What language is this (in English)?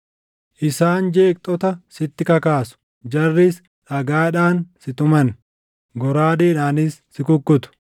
Oromo